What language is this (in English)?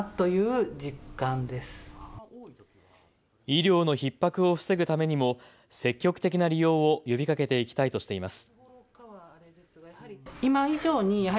Japanese